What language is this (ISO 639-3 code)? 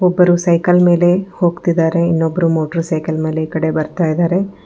kan